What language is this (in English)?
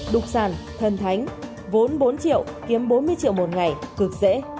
Vietnamese